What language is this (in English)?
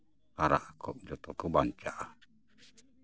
Santali